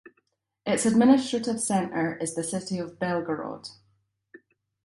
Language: English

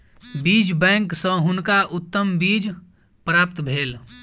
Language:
Maithili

